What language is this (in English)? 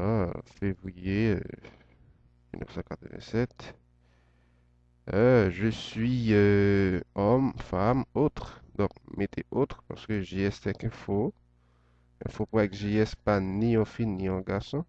French